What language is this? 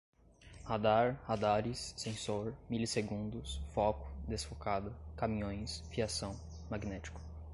Portuguese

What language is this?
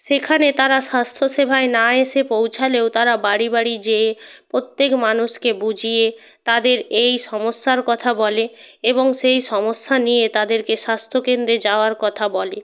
Bangla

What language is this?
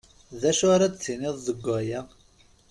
Kabyle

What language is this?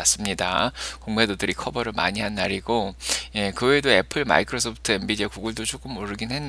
Korean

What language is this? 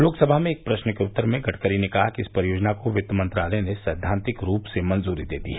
Hindi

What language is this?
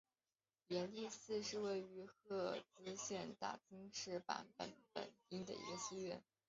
Chinese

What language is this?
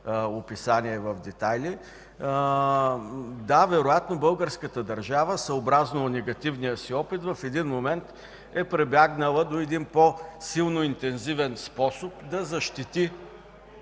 Bulgarian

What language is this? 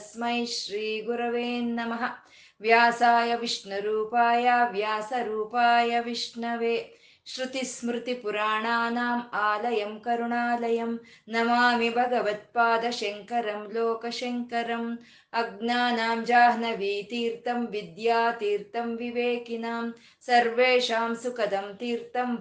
Kannada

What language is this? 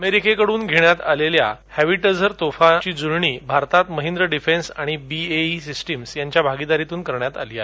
Marathi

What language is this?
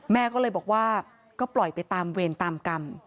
Thai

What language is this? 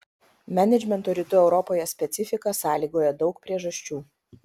Lithuanian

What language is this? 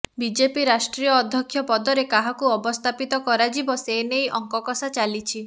Odia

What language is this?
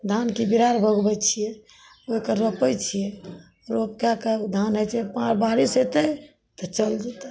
Maithili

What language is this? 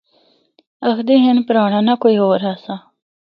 Northern Hindko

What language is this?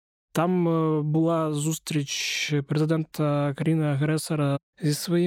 Ukrainian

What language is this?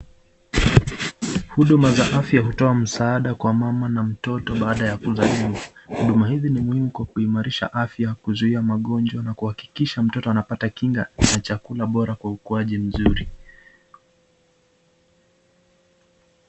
Swahili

